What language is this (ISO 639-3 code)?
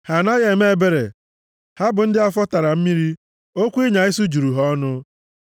ibo